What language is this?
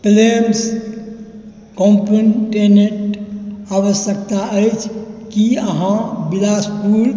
Maithili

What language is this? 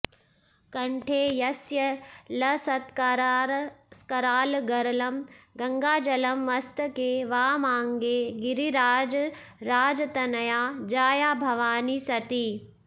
Sanskrit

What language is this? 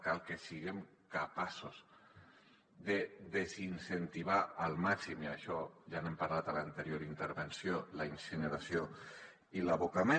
Catalan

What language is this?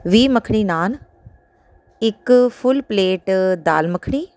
Punjabi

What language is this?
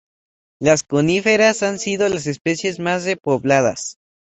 Spanish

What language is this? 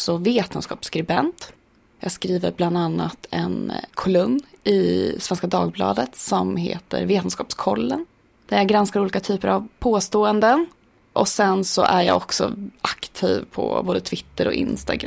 Swedish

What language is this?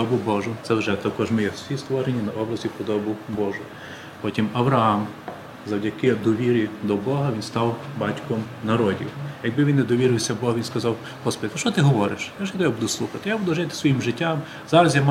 Ukrainian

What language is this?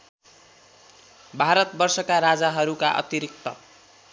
Nepali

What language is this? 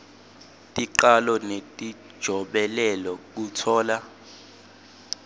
Swati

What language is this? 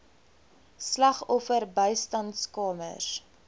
Afrikaans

